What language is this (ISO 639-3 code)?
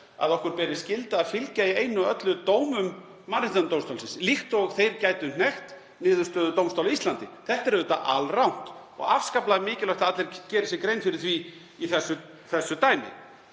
isl